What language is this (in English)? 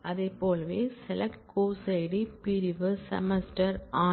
Tamil